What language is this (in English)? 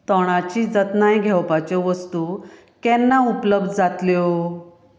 Konkani